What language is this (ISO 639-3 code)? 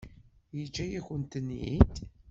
kab